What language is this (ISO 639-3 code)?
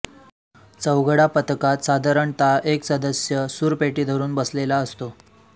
mar